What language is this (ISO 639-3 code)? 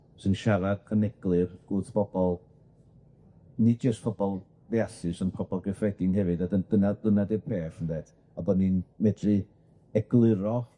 cym